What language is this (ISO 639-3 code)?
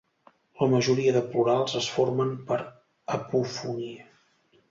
cat